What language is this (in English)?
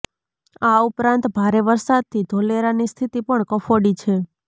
Gujarati